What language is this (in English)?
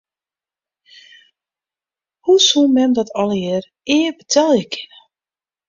Western Frisian